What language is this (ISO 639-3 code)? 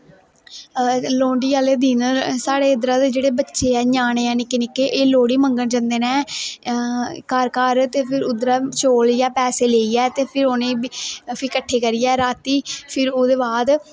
doi